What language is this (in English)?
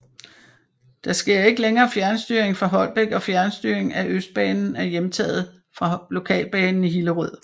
Danish